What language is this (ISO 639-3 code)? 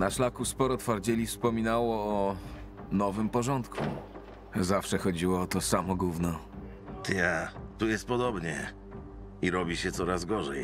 pol